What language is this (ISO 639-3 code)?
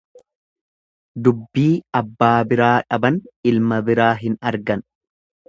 orm